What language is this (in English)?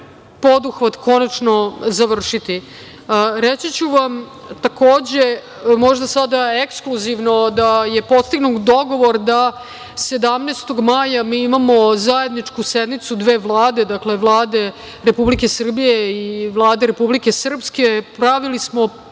Serbian